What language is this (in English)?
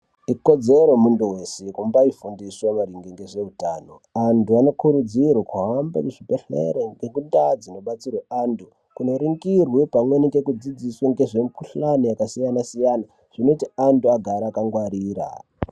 Ndau